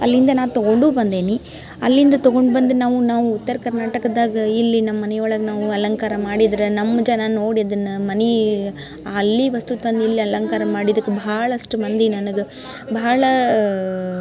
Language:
Kannada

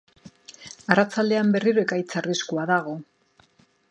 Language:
Basque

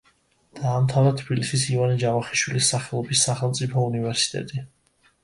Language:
Georgian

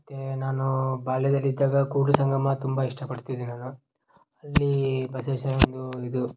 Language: Kannada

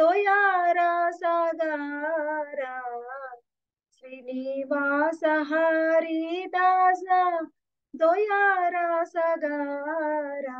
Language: Hindi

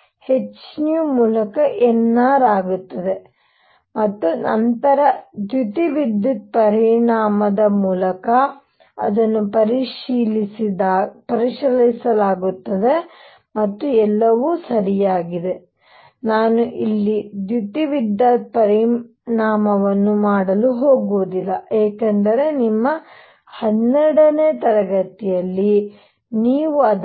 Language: Kannada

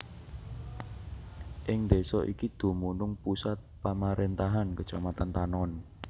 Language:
Javanese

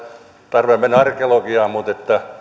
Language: Finnish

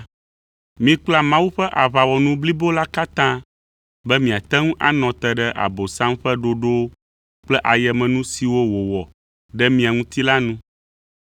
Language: Ewe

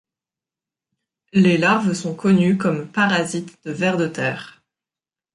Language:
French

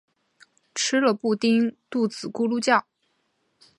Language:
Chinese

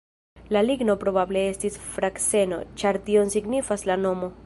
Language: Esperanto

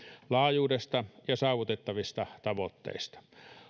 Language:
Finnish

